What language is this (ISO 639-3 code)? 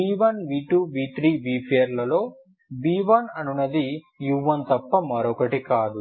tel